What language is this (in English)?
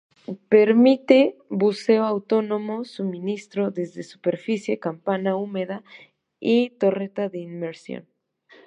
Spanish